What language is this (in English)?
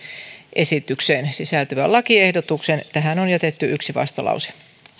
Finnish